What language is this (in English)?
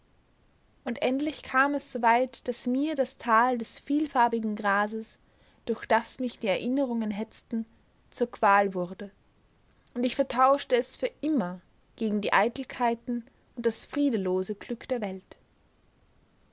German